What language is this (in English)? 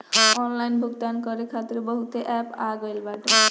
Bhojpuri